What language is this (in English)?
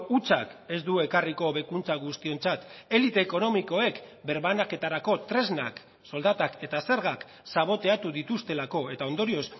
Basque